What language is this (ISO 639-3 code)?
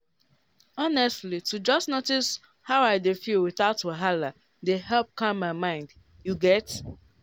pcm